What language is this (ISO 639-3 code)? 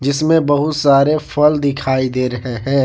hin